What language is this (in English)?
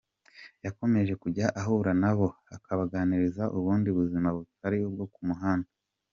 Kinyarwanda